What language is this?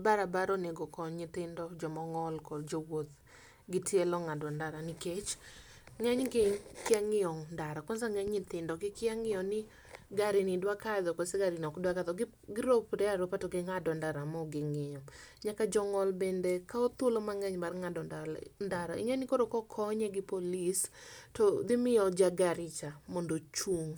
Luo (Kenya and Tanzania)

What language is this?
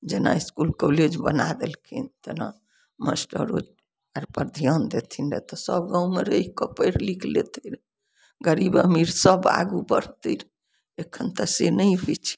Maithili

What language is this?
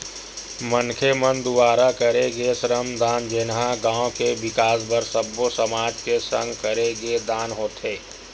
Chhattisgarhi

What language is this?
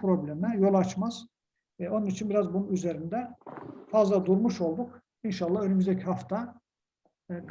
Turkish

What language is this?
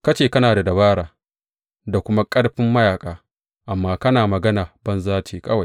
Hausa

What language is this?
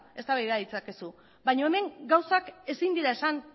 Basque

